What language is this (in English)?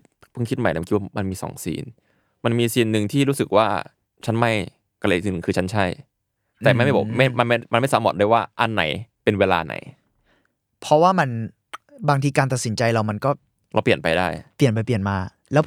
Thai